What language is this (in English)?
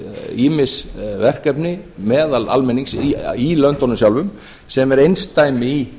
Icelandic